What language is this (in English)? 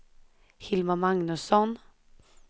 Swedish